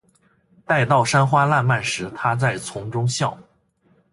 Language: Chinese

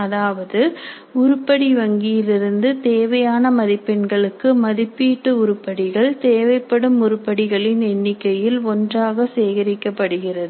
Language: Tamil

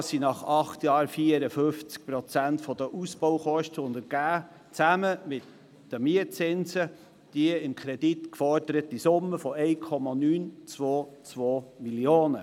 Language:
Swiss German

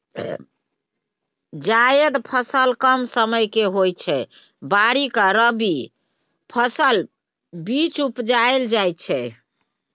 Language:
Maithili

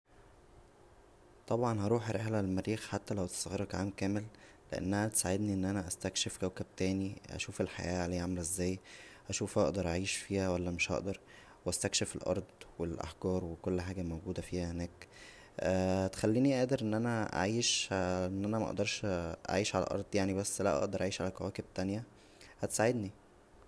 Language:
Egyptian Arabic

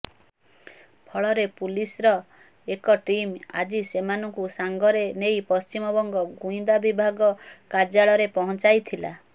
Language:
Odia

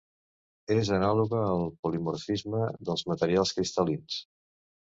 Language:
Catalan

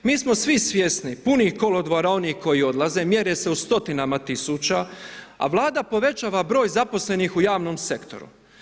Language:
Croatian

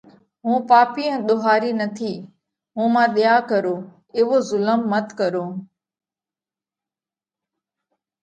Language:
Parkari Koli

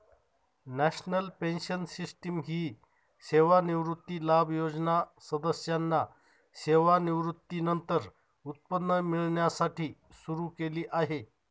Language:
Marathi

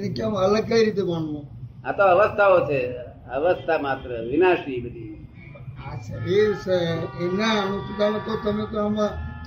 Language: Gujarati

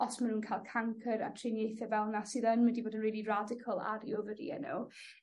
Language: Welsh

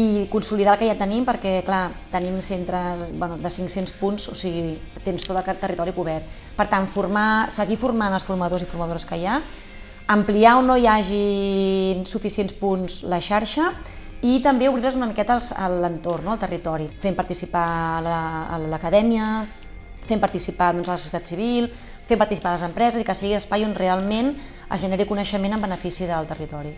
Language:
Catalan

